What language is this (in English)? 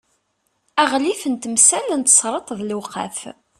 Kabyle